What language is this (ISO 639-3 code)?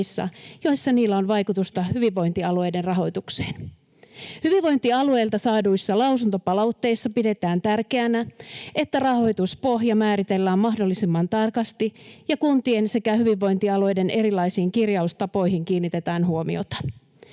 fin